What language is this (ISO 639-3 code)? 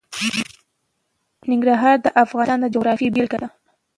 pus